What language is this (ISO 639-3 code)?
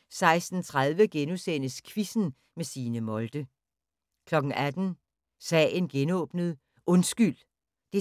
dan